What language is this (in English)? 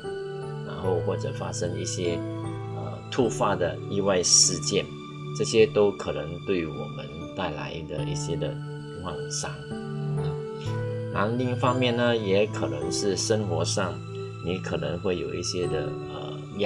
Chinese